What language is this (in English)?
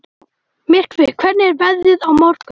Icelandic